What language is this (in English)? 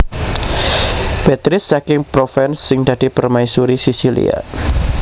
Javanese